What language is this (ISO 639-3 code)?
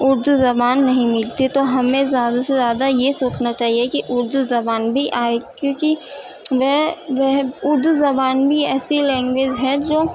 urd